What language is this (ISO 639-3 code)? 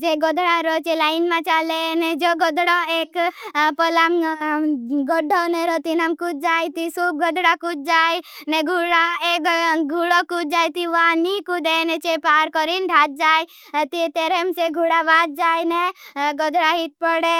bhb